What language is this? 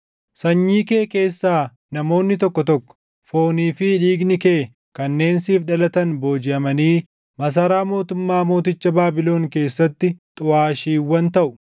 Oromo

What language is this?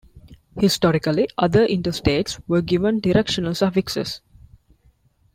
English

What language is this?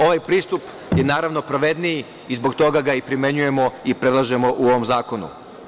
Serbian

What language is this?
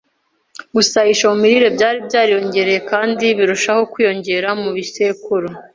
Kinyarwanda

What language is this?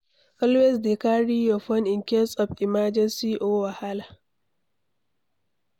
Nigerian Pidgin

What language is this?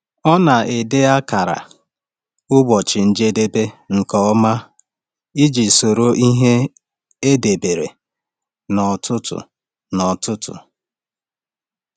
Igbo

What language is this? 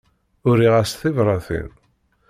Kabyle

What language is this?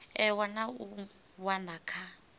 Venda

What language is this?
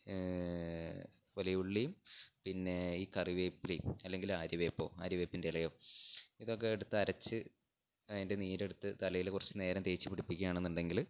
Malayalam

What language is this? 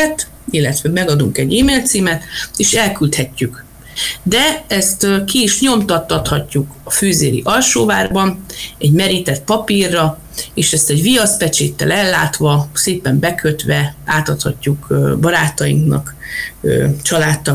Hungarian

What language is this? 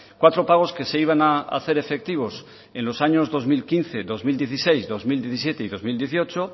Spanish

